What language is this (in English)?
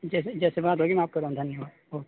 Urdu